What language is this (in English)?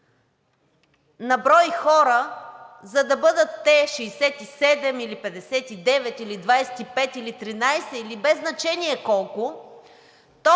Bulgarian